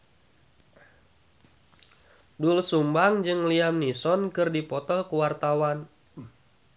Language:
Sundanese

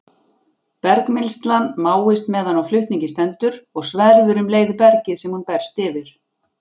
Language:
Icelandic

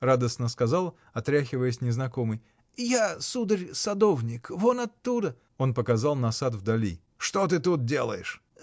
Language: Russian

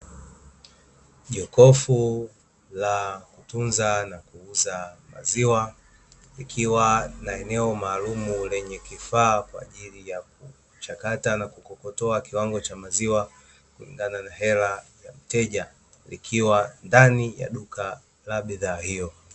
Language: Swahili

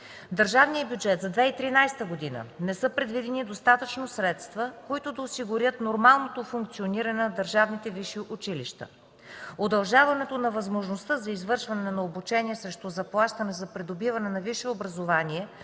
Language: Bulgarian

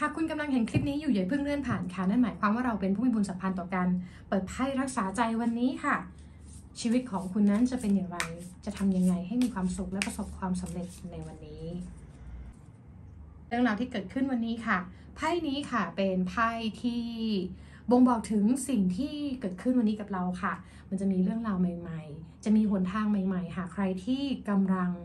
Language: Thai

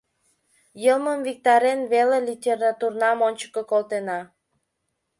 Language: Mari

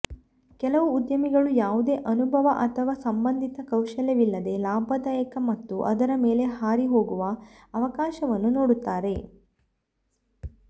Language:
Kannada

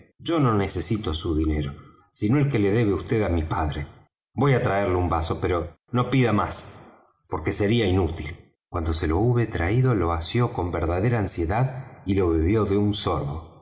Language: Spanish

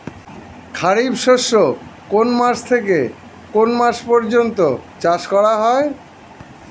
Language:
Bangla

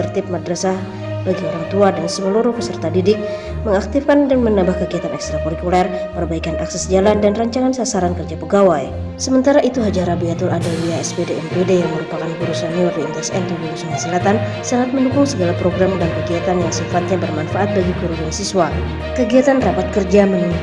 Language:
Indonesian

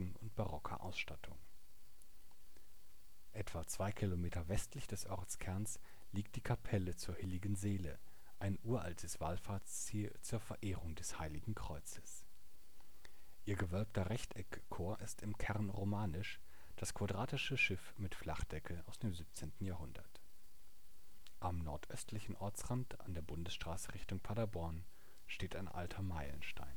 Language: German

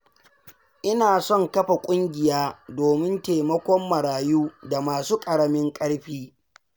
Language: Hausa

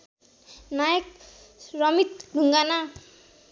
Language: Nepali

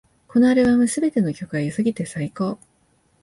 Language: Japanese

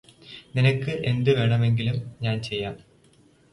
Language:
Malayalam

